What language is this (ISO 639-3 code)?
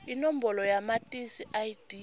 ssw